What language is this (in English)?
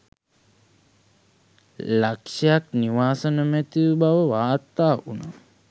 Sinhala